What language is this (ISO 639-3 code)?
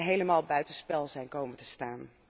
nld